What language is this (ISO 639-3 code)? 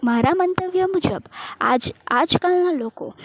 guj